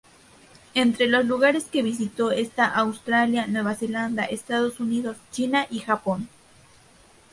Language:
Spanish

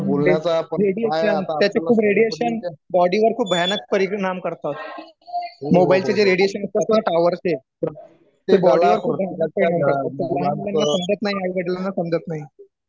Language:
Marathi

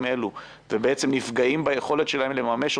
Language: Hebrew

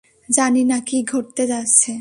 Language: Bangla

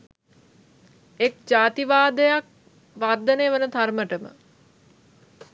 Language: Sinhala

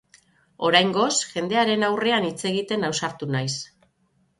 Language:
Basque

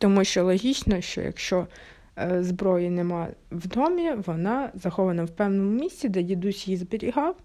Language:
Ukrainian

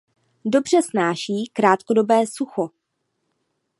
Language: Czech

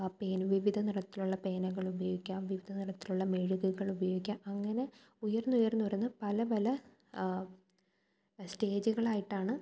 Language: Malayalam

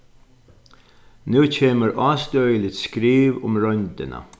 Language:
Faroese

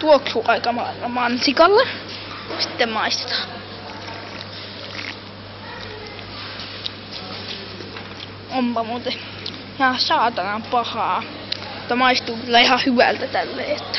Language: Finnish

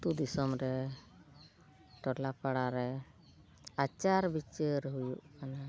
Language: Santali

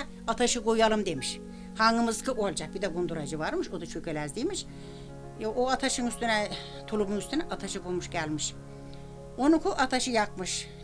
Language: Turkish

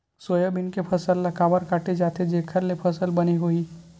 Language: Chhattisgarhi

